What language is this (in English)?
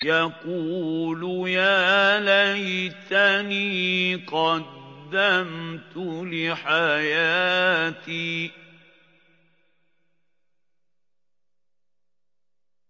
Arabic